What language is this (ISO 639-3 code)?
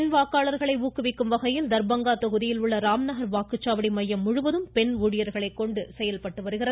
tam